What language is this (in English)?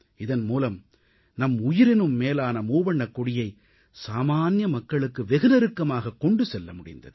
Tamil